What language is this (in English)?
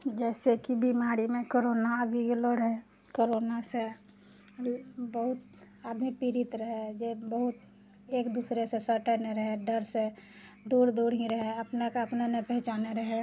Maithili